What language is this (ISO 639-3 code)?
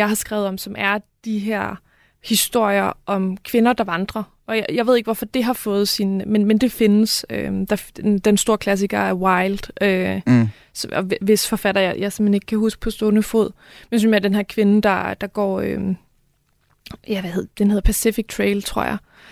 dan